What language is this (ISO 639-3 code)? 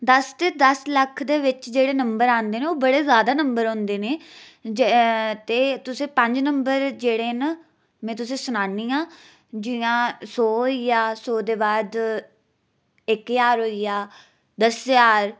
doi